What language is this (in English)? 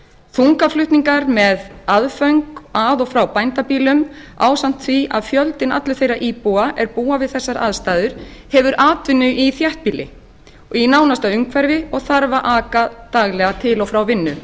Icelandic